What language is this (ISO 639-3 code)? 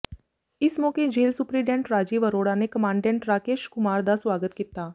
pan